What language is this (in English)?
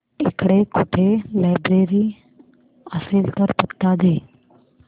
Marathi